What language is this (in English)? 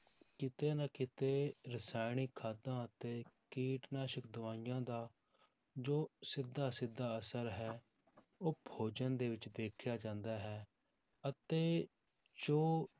Punjabi